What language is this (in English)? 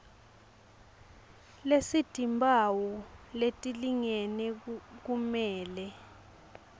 Swati